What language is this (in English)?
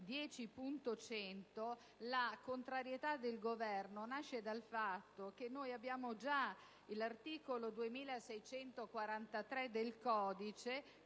Italian